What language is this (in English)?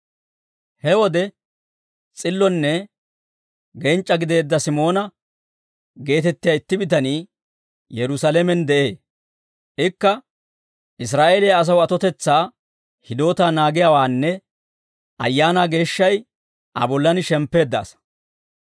Dawro